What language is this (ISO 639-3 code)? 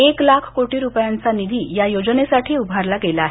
mar